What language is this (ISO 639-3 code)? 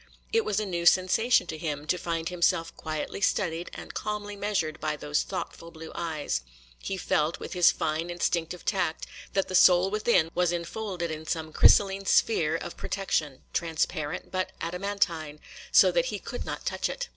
eng